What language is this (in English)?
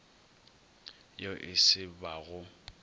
Northern Sotho